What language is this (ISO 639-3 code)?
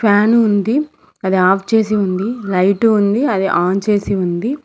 tel